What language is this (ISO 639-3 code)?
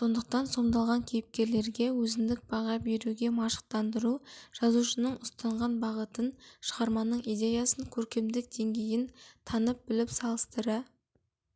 kaz